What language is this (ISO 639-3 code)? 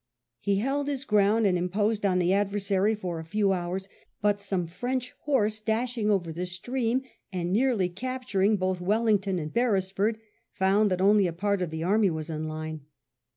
eng